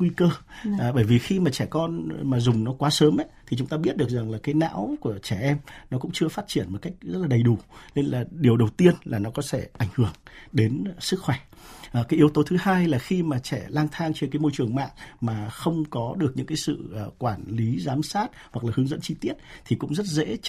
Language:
Vietnamese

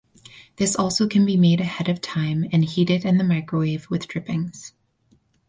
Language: English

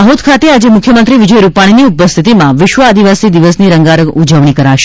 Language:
Gujarati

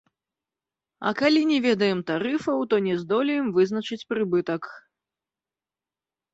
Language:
Belarusian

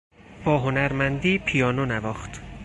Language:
Persian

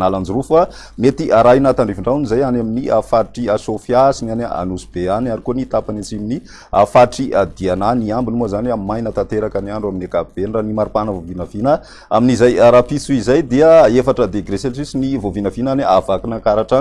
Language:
Indonesian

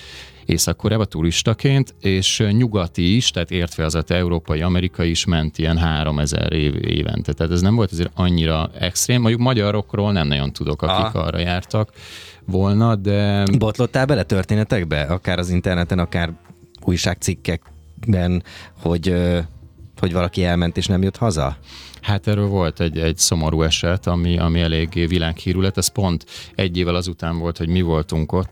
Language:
Hungarian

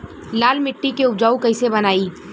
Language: Bhojpuri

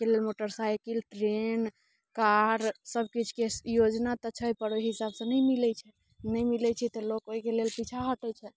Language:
Maithili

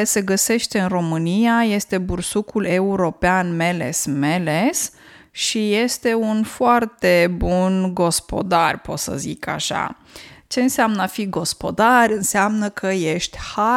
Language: Romanian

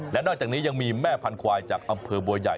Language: Thai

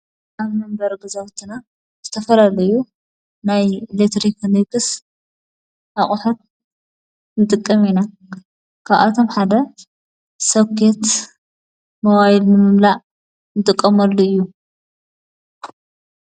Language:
Tigrinya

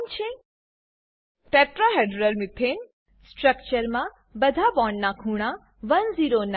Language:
Gujarati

